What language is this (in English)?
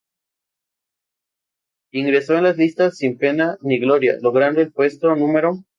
Spanish